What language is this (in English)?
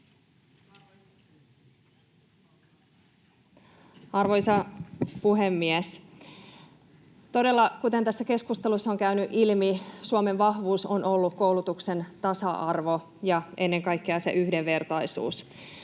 Finnish